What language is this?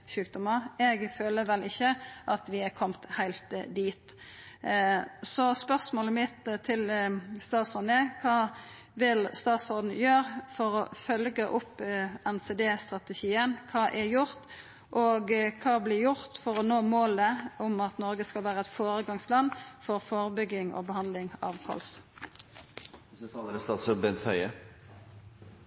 Norwegian Nynorsk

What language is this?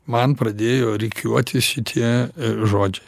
Lithuanian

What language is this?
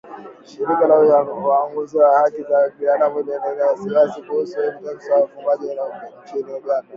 Swahili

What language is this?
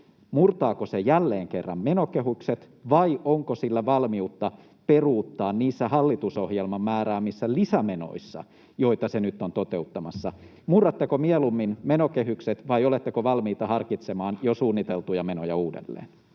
Finnish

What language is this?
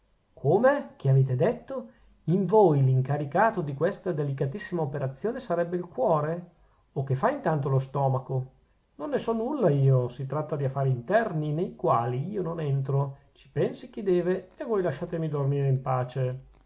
Italian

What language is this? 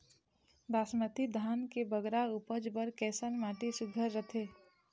Chhattisgarhi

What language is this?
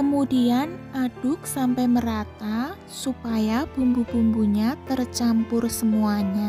Indonesian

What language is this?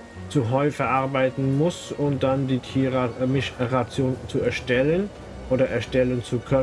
German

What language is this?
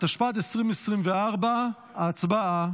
Hebrew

